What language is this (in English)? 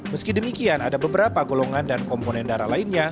Indonesian